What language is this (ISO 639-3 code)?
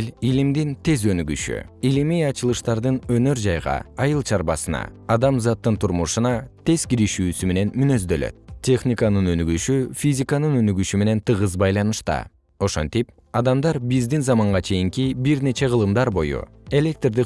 kir